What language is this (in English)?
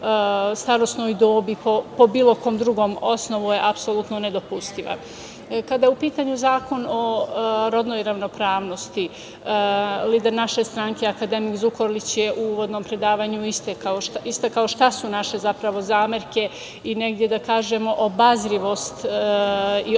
Serbian